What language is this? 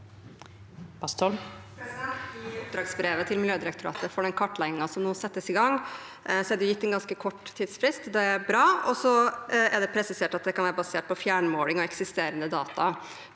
Norwegian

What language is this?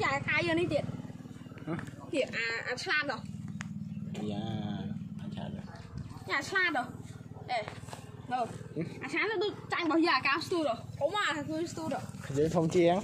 Thai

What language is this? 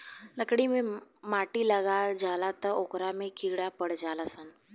Bhojpuri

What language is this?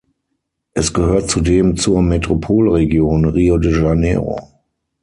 German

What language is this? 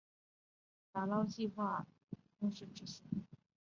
Chinese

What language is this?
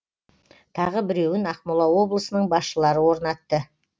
Kazakh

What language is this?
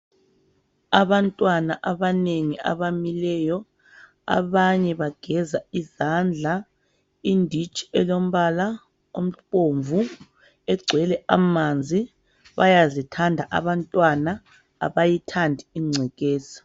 North Ndebele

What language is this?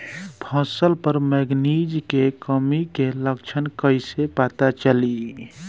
Bhojpuri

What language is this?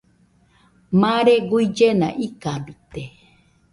Nüpode Huitoto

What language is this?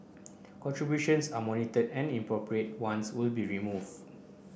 English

